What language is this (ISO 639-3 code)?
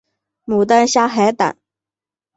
zho